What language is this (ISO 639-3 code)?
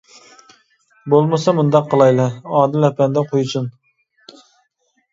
uig